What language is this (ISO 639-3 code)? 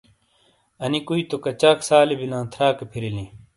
scl